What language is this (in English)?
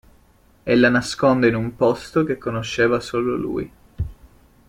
Italian